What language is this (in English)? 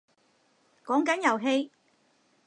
Cantonese